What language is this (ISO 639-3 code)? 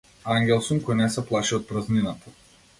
mkd